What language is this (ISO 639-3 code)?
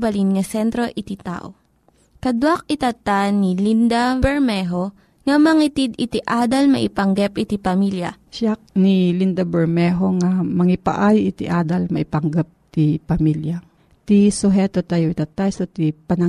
fil